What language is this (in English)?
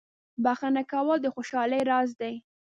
Pashto